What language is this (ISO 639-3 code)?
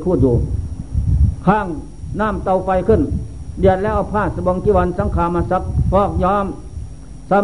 tha